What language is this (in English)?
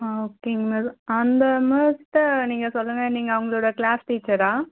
Tamil